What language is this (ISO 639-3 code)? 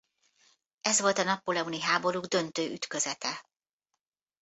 hun